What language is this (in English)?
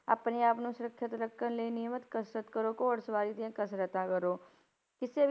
Punjabi